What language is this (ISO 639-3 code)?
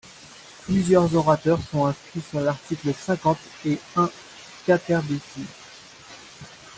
fra